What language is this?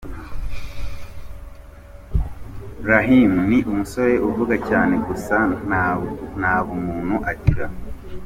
Kinyarwanda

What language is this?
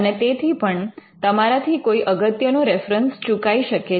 Gujarati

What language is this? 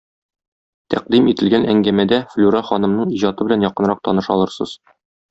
Tatar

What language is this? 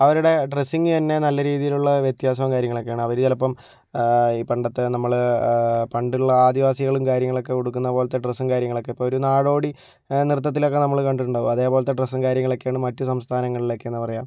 Malayalam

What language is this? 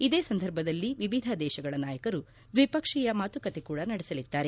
Kannada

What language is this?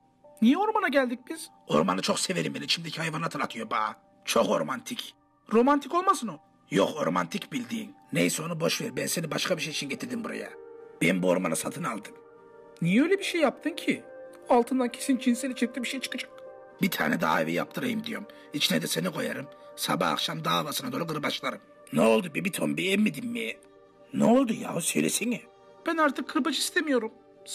Turkish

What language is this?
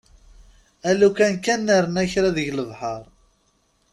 Kabyle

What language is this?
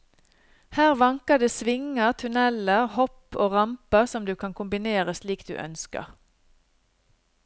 Norwegian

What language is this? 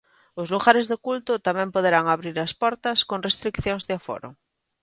Galician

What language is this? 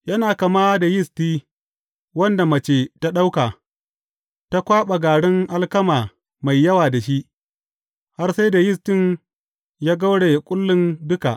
Hausa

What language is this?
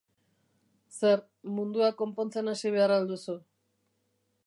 Basque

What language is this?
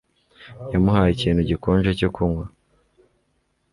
Kinyarwanda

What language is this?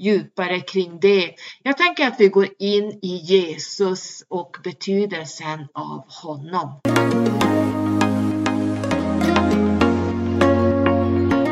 Swedish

